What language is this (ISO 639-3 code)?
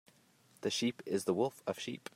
eng